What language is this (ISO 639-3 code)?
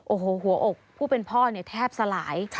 tha